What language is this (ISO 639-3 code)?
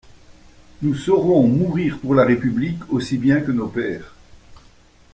fra